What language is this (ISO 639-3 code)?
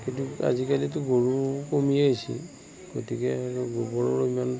asm